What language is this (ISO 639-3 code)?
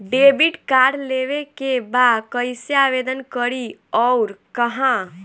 bho